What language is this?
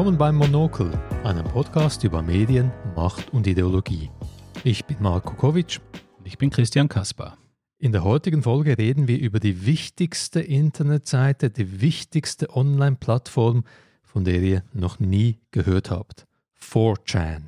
German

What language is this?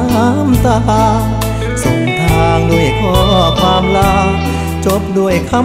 Thai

